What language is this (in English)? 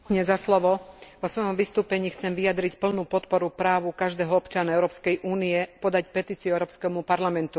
Slovak